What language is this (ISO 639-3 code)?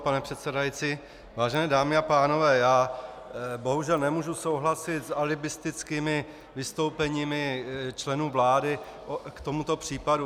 ces